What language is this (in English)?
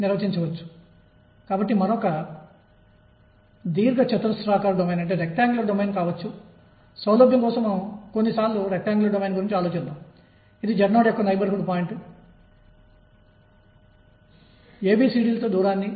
Telugu